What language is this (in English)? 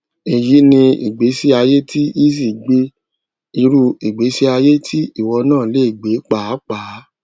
Yoruba